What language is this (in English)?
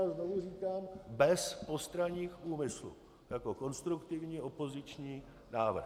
Czech